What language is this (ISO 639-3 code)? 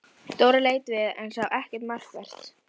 isl